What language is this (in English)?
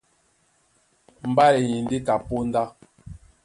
Duala